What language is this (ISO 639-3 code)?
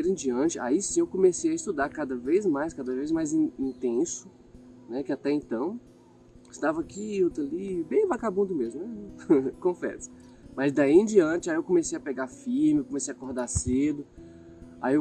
por